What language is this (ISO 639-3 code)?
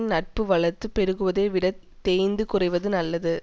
tam